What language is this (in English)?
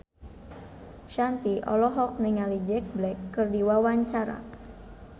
Sundanese